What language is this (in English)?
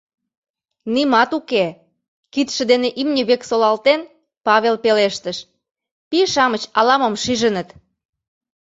Mari